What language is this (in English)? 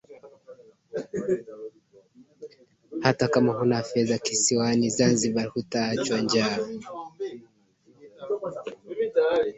Swahili